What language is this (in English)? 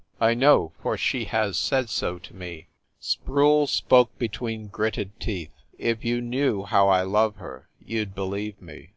English